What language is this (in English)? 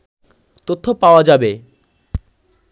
Bangla